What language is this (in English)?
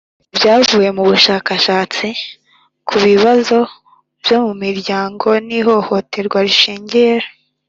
Kinyarwanda